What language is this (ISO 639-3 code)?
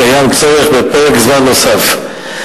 heb